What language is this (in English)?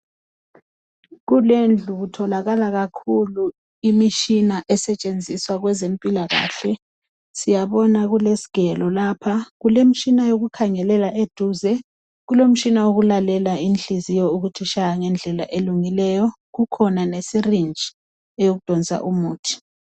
North Ndebele